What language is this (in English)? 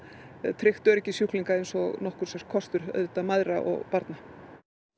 Icelandic